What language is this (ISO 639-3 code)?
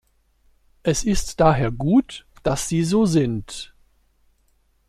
deu